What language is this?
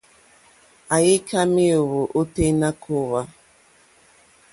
Mokpwe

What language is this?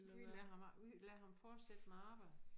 Danish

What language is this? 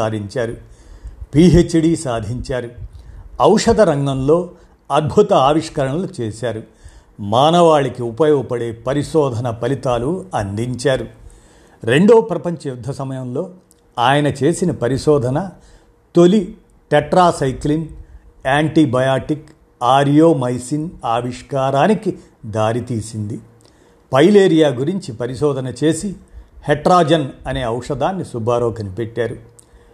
Telugu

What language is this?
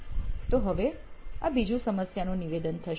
Gujarati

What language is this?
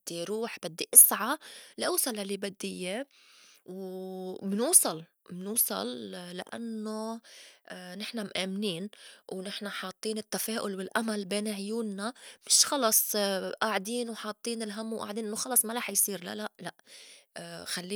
North Levantine Arabic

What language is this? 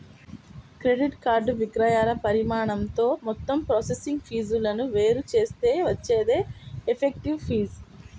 Telugu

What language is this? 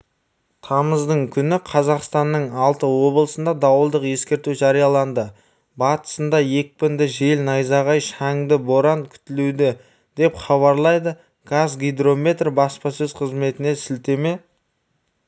Kazakh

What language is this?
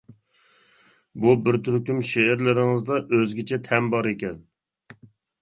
Uyghur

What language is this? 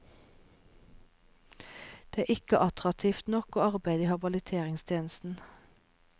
Norwegian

